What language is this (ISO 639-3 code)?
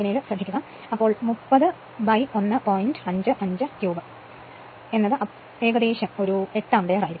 mal